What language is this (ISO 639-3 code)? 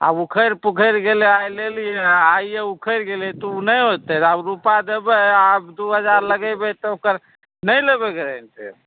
mai